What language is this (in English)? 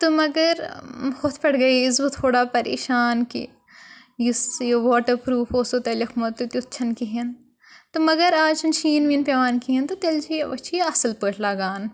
Kashmiri